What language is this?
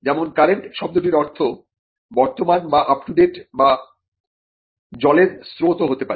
Bangla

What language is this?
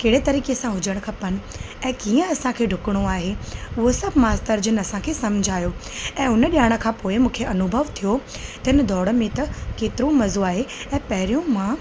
Sindhi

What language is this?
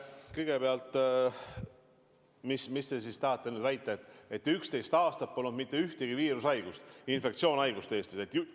Estonian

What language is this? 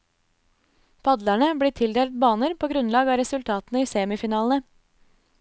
Norwegian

